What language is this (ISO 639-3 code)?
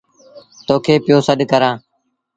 sbn